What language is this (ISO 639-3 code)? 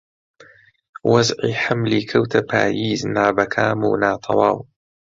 ckb